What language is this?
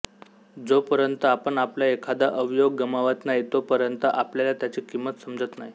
Marathi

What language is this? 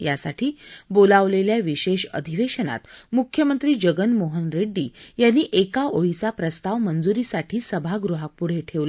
Marathi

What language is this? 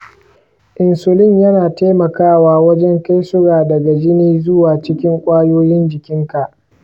Hausa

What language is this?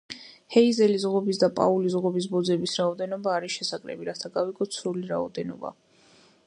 Georgian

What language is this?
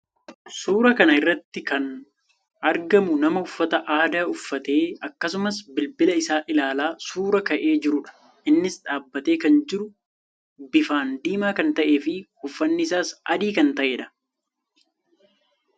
Oromo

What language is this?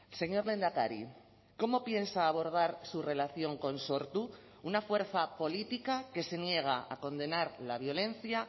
Spanish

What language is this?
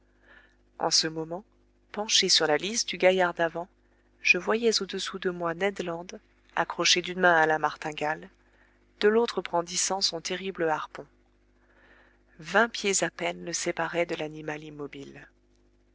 French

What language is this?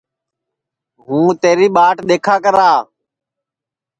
Sansi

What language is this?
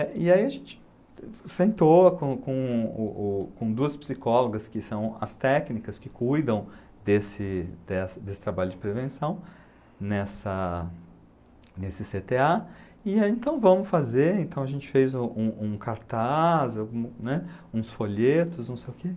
Portuguese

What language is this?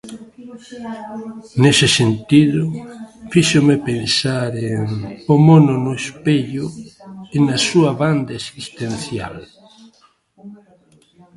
Galician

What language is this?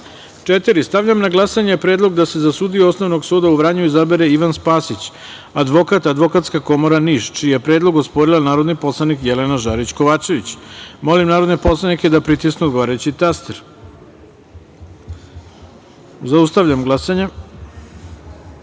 Serbian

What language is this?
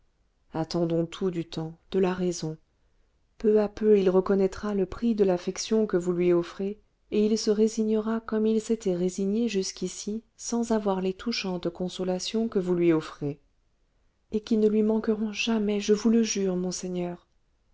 French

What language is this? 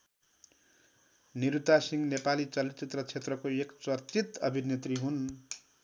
Nepali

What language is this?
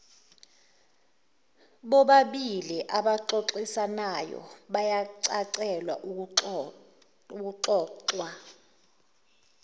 Zulu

